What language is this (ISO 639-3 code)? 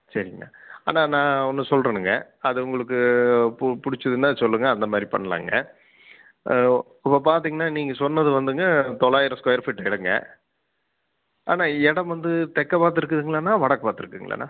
tam